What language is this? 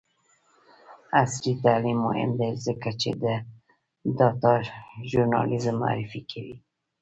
Pashto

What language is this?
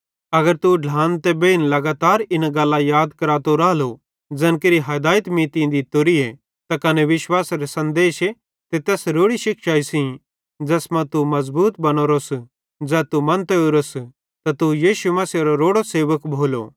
Bhadrawahi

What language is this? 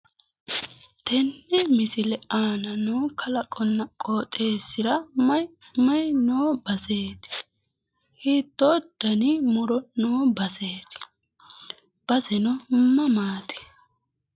Sidamo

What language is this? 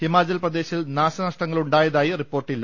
Malayalam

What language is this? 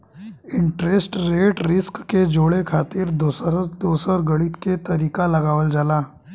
Bhojpuri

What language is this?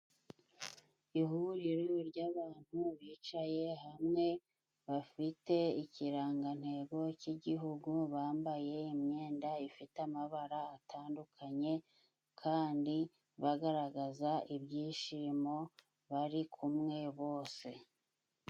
Kinyarwanda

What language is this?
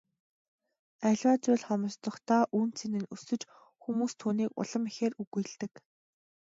Mongolian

